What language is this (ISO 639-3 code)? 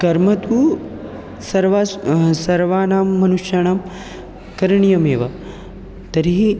san